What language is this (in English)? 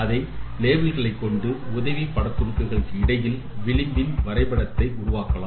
Tamil